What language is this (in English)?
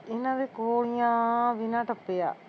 Punjabi